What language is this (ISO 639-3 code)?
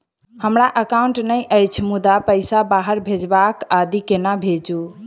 mai